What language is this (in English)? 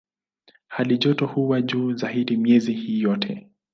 Swahili